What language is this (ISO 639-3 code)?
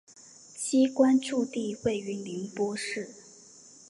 zho